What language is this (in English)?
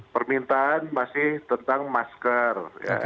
Indonesian